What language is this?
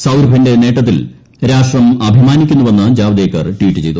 Malayalam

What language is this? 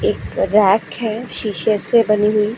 Hindi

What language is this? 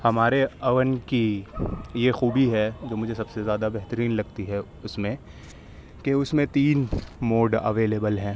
Urdu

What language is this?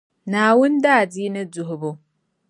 Dagbani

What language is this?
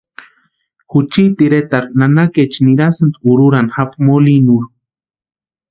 Western Highland Purepecha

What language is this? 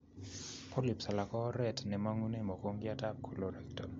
Kalenjin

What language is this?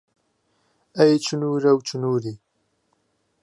Central Kurdish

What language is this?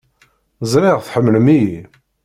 Kabyle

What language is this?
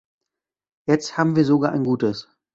German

